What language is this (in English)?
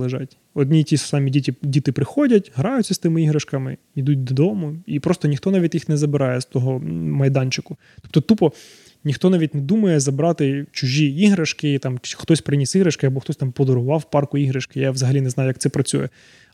Ukrainian